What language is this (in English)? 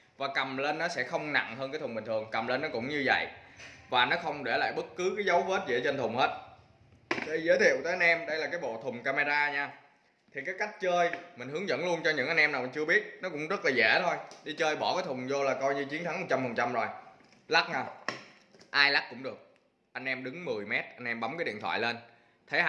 Vietnamese